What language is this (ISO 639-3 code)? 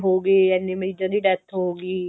pan